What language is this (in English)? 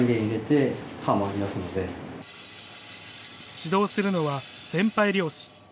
Japanese